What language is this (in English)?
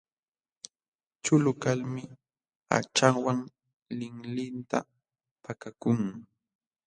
Jauja Wanca Quechua